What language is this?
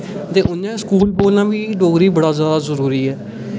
Dogri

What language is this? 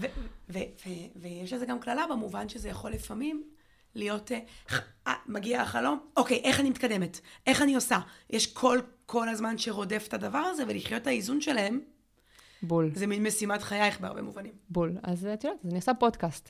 Hebrew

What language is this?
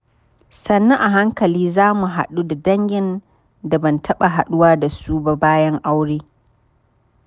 Hausa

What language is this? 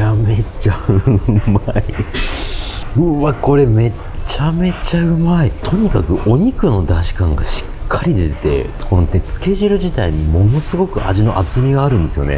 Japanese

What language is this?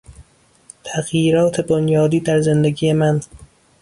Persian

